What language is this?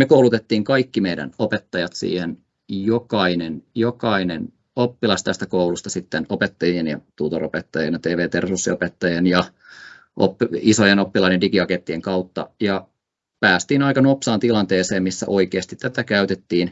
Finnish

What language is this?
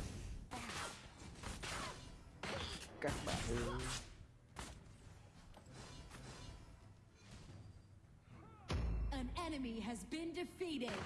Vietnamese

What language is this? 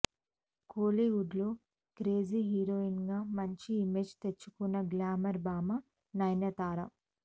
Telugu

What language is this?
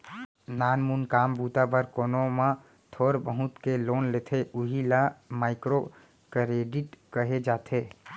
Chhattisgarhi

